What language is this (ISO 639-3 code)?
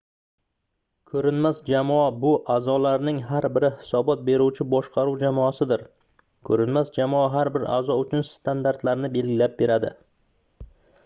uzb